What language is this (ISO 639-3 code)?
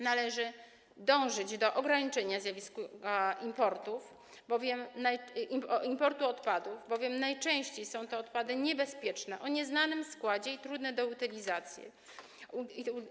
pol